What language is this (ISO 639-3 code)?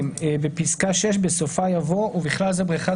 heb